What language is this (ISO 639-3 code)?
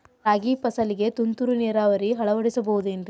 kan